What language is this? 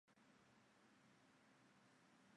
Chinese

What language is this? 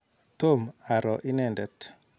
Kalenjin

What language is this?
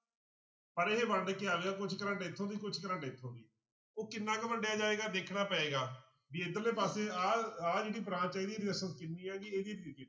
Punjabi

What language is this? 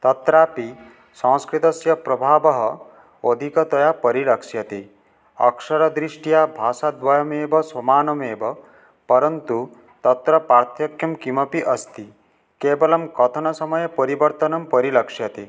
Sanskrit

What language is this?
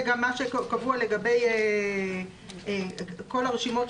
Hebrew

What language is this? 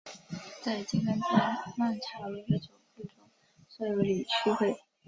Chinese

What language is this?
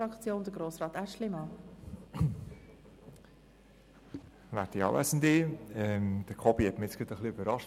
Swiss German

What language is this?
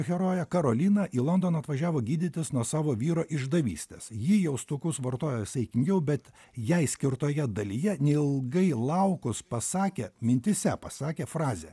Lithuanian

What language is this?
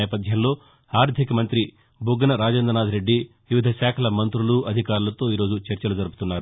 Telugu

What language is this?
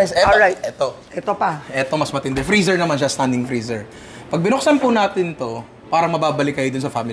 Filipino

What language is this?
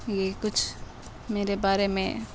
Urdu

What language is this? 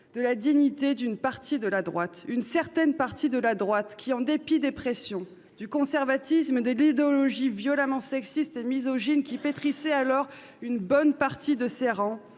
French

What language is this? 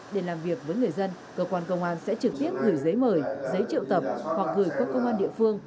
Vietnamese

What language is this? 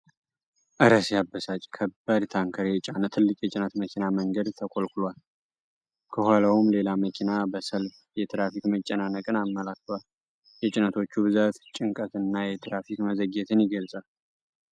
Amharic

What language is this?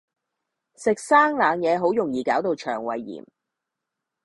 Cantonese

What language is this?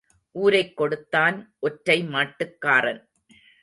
Tamil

